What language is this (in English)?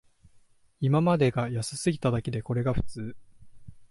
Japanese